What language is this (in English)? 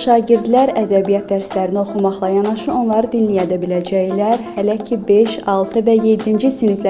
Turkish